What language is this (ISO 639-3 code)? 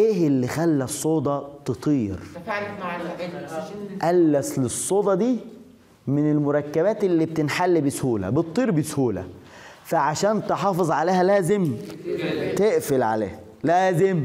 ara